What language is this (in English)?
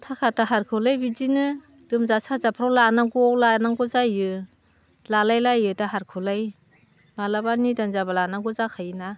Bodo